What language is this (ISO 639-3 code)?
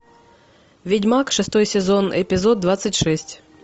rus